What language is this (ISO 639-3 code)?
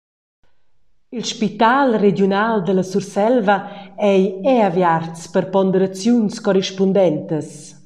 roh